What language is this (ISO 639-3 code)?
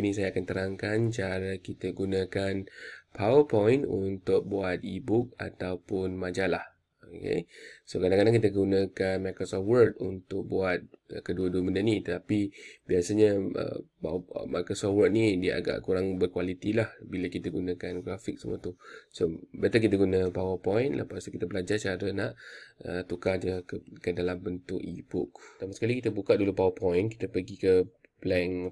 msa